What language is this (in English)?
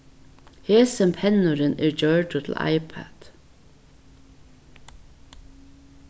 Faroese